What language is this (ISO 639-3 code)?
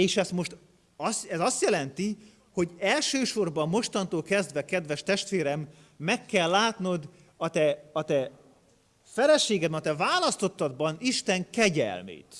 hun